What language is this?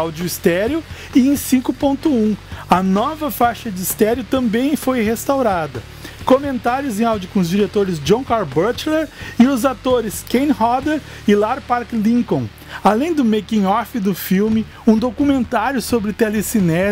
Portuguese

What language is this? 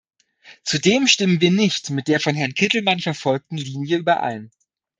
German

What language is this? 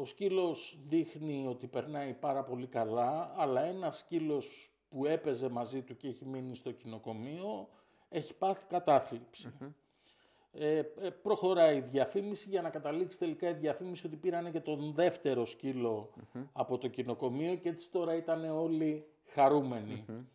Greek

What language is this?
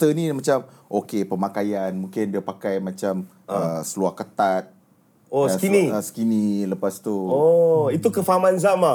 Malay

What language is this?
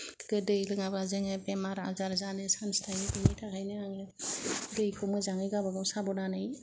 Bodo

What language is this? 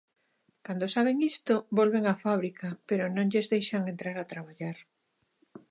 Galician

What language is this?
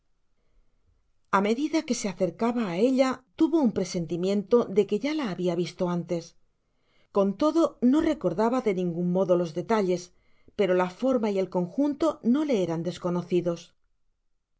Spanish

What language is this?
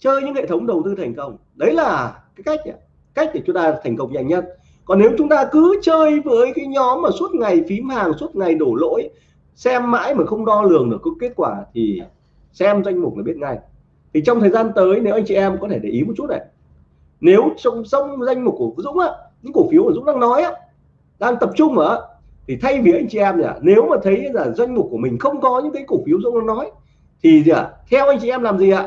Vietnamese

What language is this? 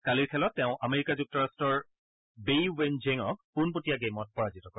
Assamese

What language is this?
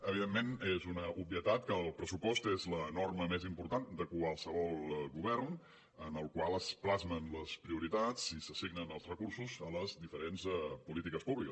Catalan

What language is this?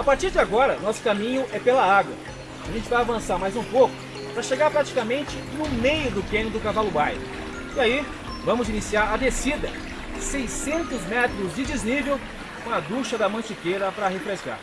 Portuguese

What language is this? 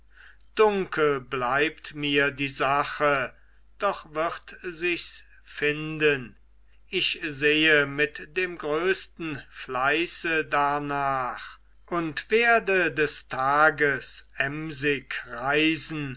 German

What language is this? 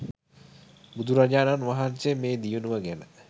Sinhala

